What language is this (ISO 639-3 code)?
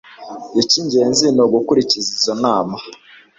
kin